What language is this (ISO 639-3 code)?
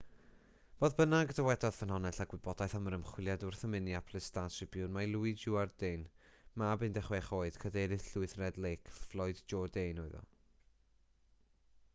cym